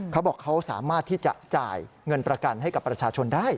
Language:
Thai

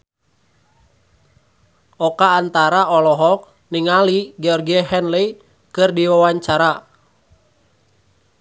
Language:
Sundanese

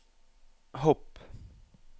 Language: Norwegian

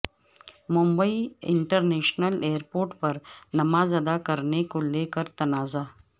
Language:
Urdu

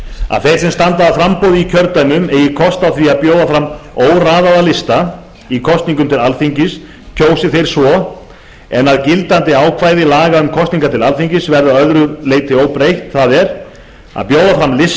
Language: Icelandic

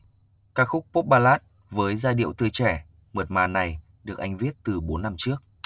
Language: Vietnamese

